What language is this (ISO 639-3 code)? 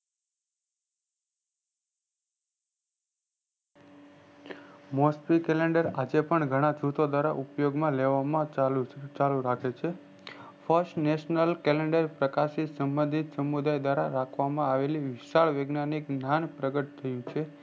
guj